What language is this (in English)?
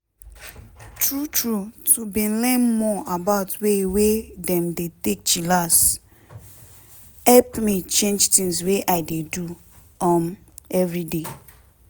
Nigerian Pidgin